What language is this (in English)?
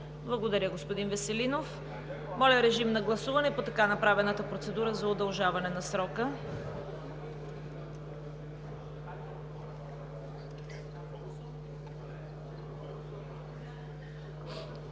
Bulgarian